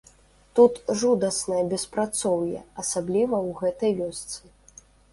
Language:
Belarusian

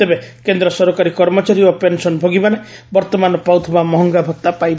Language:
Odia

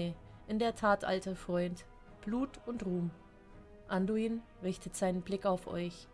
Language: German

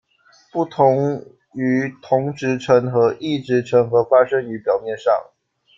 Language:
Chinese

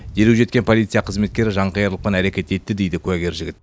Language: Kazakh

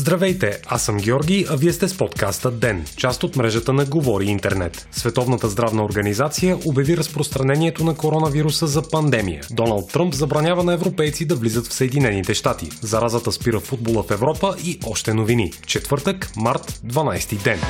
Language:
Bulgarian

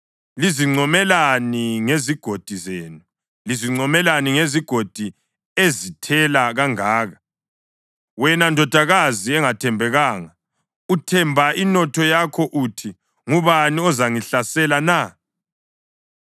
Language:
North Ndebele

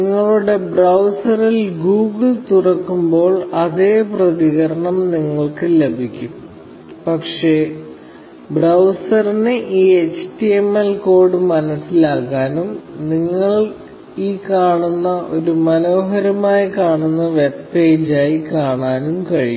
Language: Malayalam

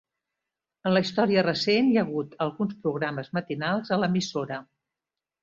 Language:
Catalan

